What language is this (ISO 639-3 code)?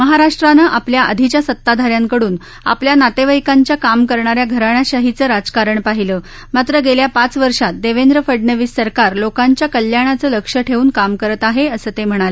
mar